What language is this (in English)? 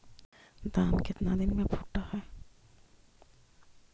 Magahi